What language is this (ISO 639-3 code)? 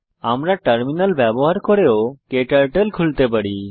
ben